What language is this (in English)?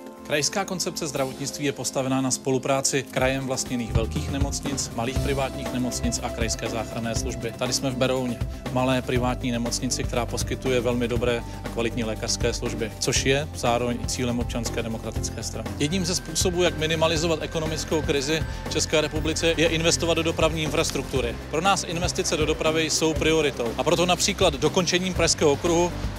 Czech